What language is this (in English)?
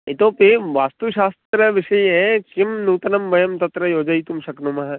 Sanskrit